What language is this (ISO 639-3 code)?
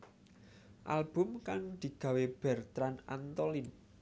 jav